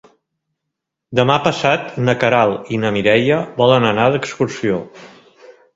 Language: Catalan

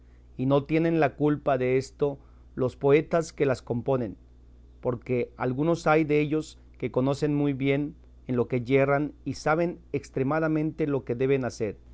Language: Spanish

